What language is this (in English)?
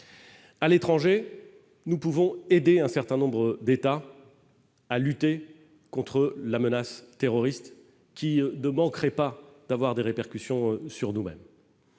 French